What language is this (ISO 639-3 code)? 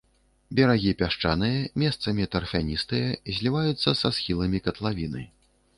bel